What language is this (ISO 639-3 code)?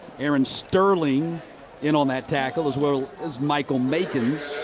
eng